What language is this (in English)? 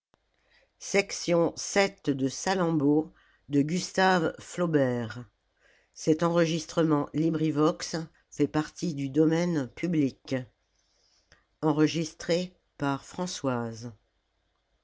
French